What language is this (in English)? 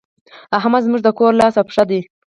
Pashto